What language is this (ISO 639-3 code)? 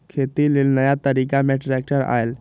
mag